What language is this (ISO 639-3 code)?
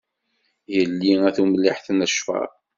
kab